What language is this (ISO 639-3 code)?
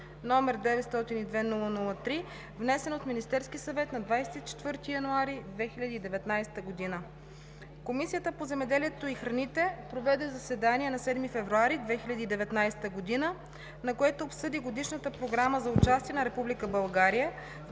bul